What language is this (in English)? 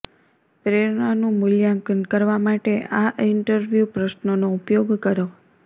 Gujarati